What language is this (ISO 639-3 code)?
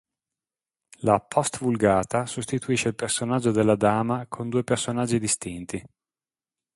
ita